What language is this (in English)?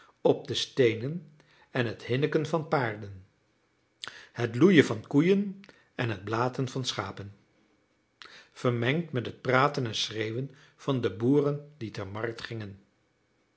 Dutch